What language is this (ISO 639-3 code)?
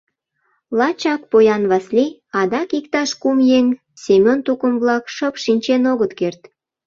chm